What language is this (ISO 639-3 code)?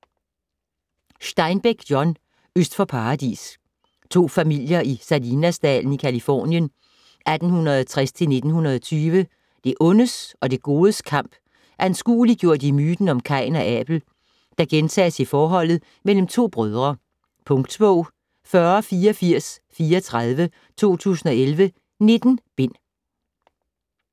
dan